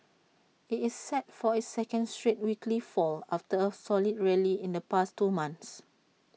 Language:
English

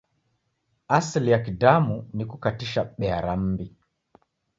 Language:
Taita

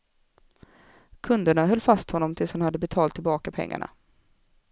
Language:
Swedish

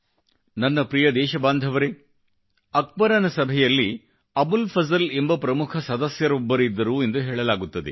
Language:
Kannada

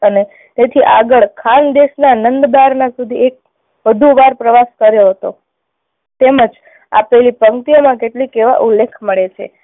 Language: Gujarati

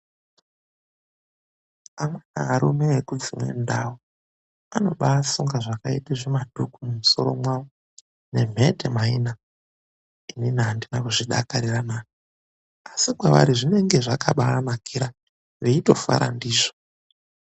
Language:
Ndau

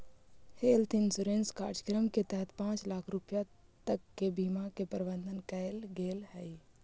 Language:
Magahi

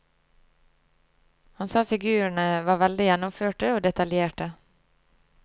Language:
Norwegian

